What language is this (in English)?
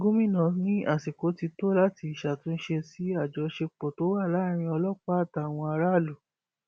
Yoruba